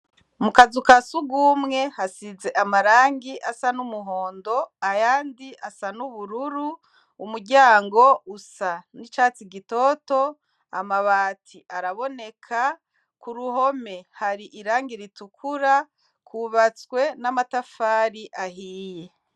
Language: Rundi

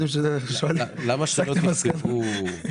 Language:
Hebrew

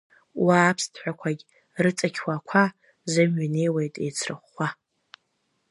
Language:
Abkhazian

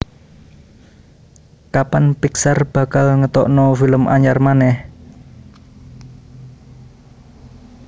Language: Javanese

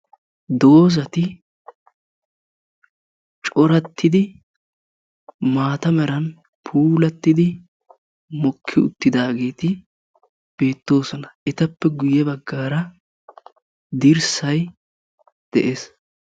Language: Wolaytta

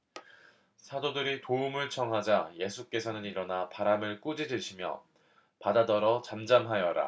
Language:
Korean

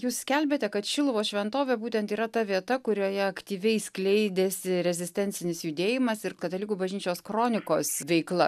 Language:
Lithuanian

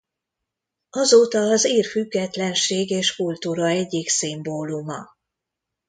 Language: Hungarian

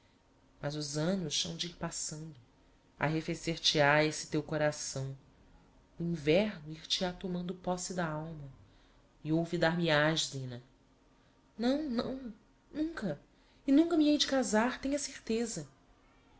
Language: Portuguese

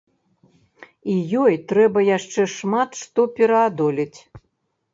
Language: Belarusian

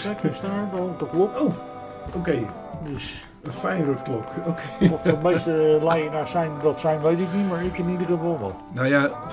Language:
Dutch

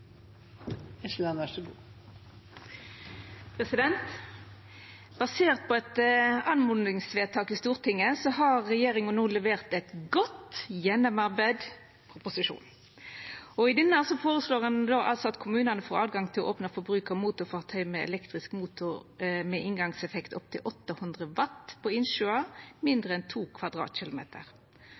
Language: Norwegian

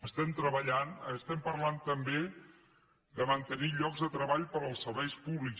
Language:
Catalan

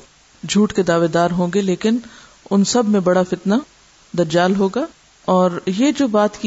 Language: Urdu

